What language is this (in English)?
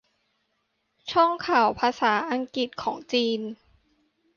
Thai